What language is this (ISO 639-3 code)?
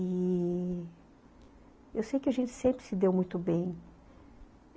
por